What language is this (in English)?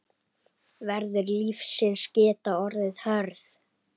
Icelandic